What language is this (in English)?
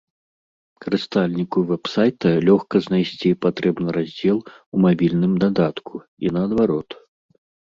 Belarusian